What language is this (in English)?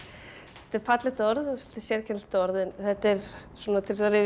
Icelandic